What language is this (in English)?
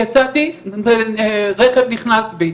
Hebrew